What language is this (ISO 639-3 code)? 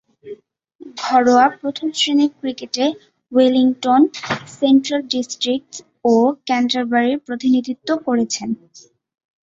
ben